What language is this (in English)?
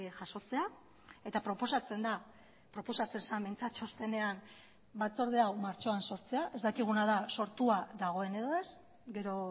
Basque